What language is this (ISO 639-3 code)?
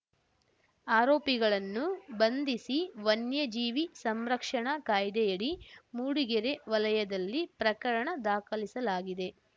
kan